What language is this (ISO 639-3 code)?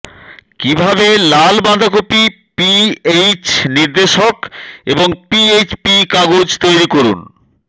ben